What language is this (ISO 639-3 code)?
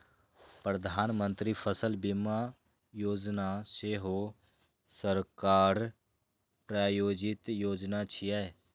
mai